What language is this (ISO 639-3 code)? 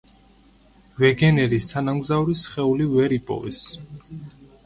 kat